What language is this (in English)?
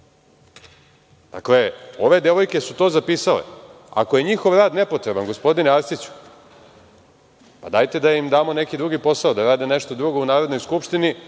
Serbian